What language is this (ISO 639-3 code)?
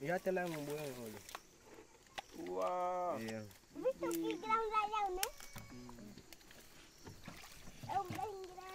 vie